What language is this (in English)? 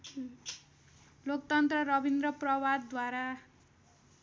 Nepali